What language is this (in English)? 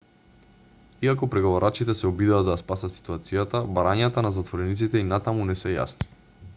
Macedonian